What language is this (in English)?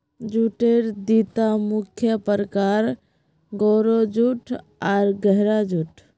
Magahi